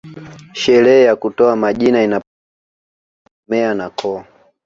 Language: Swahili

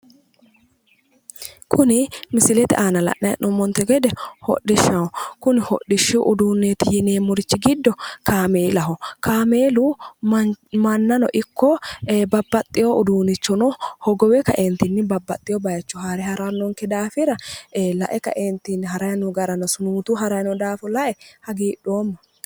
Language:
Sidamo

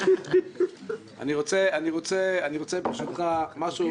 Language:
Hebrew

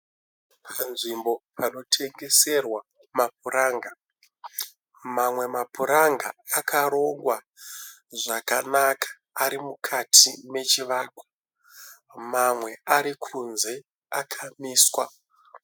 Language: Shona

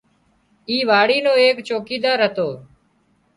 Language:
Wadiyara Koli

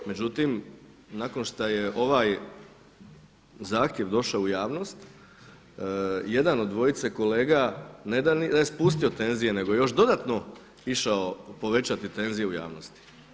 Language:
Croatian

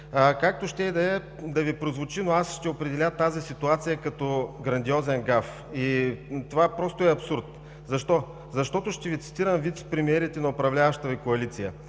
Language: Bulgarian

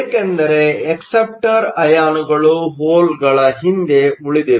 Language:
Kannada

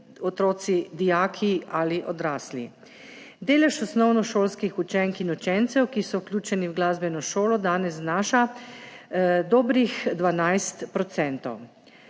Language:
Slovenian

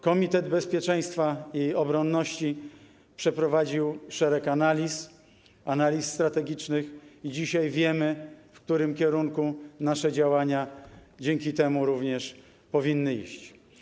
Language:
Polish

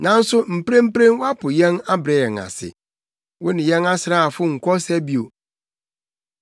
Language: Akan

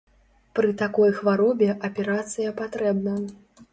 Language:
Belarusian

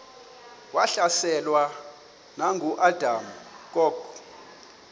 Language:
Xhosa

